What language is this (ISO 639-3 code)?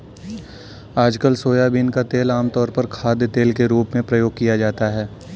hin